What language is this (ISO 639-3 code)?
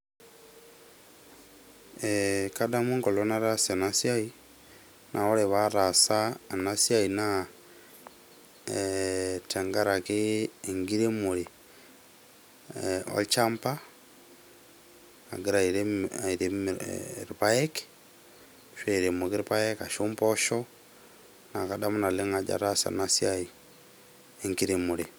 mas